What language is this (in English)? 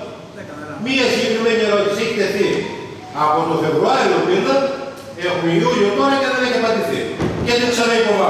Greek